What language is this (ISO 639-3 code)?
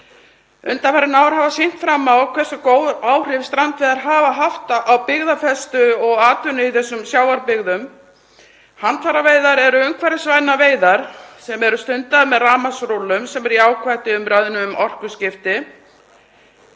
isl